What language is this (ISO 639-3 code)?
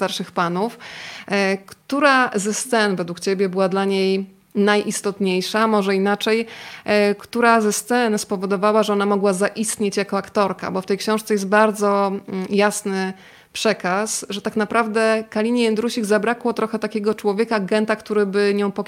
pol